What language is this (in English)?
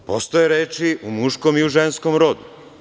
Serbian